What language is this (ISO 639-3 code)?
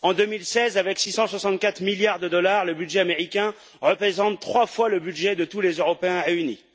fra